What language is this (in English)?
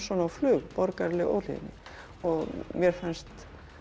Icelandic